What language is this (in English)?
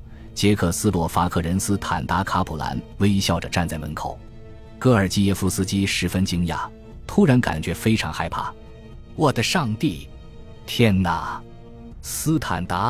Chinese